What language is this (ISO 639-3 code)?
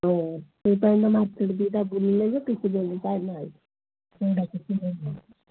ori